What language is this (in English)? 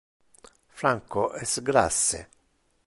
Interlingua